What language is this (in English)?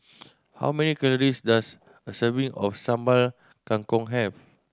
English